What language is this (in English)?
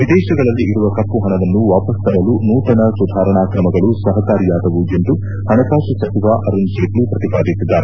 Kannada